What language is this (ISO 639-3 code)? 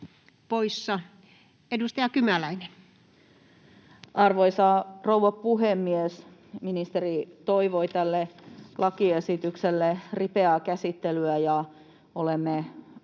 fin